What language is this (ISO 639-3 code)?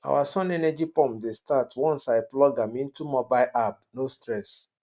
pcm